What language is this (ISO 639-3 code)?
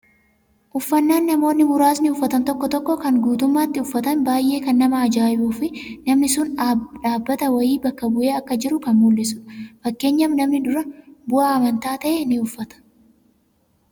orm